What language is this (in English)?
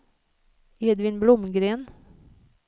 Swedish